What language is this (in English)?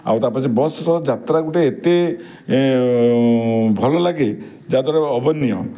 Odia